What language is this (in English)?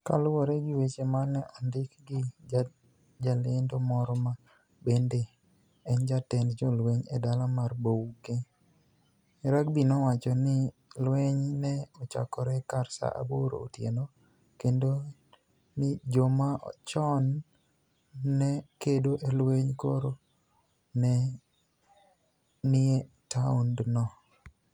Luo (Kenya and Tanzania)